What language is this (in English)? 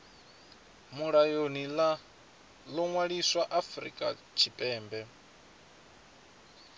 Venda